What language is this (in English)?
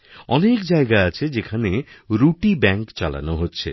Bangla